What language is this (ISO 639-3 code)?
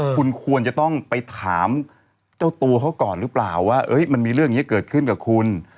tha